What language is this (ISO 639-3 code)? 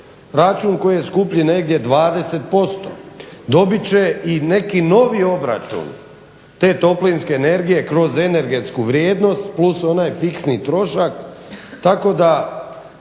hrv